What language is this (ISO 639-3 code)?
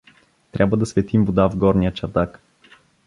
bul